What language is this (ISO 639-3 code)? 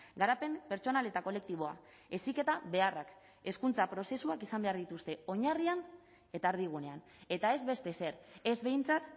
eus